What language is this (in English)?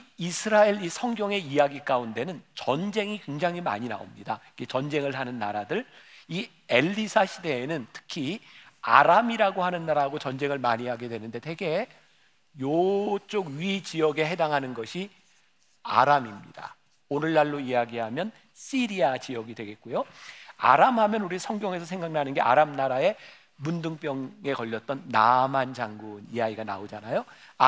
Korean